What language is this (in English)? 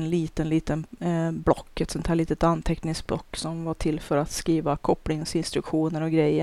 Swedish